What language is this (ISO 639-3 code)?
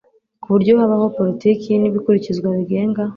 kin